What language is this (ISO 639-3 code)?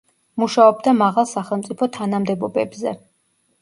kat